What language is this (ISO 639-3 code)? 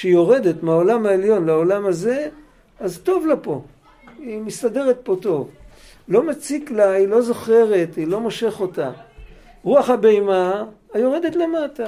heb